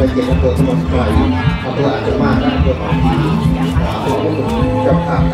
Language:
Thai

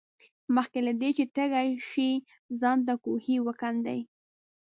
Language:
Pashto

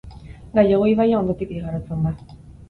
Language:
Basque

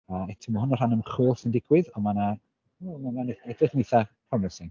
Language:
Welsh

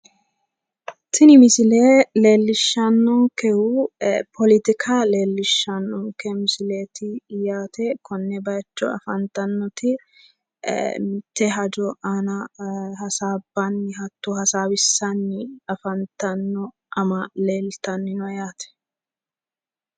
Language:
Sidamo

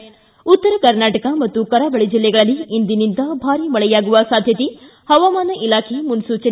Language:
Kannada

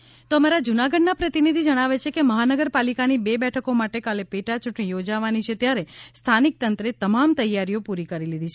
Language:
Gujarati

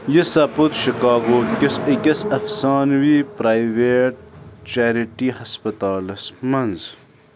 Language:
Kashmiri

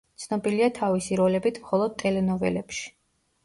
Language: Georgian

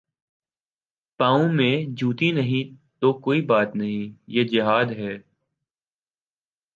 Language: Urdu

